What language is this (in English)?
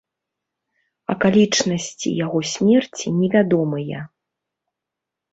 Belarusian